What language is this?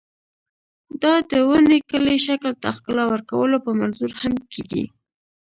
Pashto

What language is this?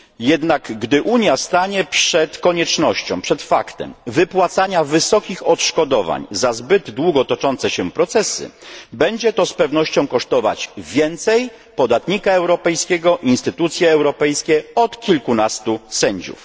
Polish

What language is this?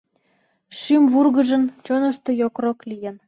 Mari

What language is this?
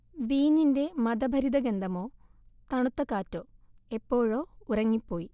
Malayalam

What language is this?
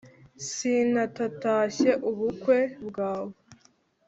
Kinyarwanda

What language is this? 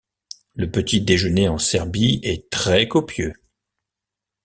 French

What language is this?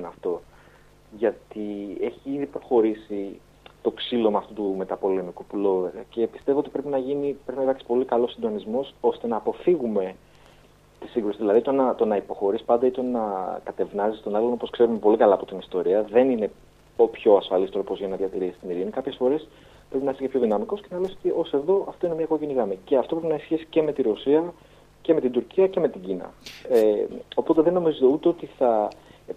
Greek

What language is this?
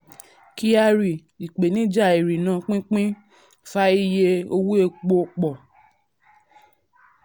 Yoruba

